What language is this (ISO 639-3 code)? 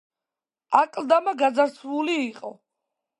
kat